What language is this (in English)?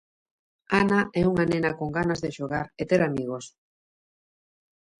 Galician